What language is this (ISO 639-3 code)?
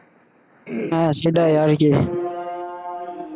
ben